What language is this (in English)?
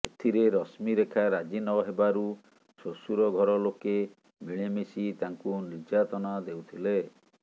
Odia